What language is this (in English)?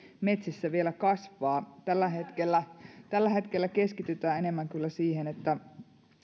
Finnish